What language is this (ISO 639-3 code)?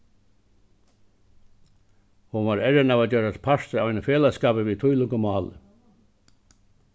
fao